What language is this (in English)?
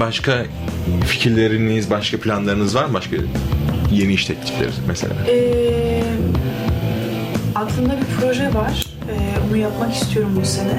Turkish